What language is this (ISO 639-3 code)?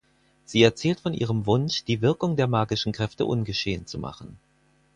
deu